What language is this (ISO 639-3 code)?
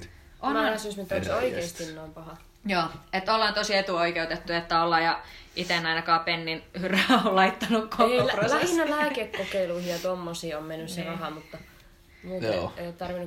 fin